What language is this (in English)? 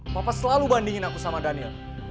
Indonesian